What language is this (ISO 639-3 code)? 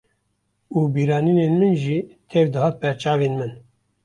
kur